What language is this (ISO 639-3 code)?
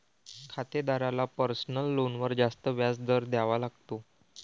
mar